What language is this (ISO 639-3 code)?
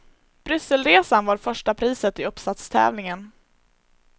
swe